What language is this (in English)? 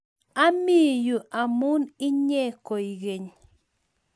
Kalenjin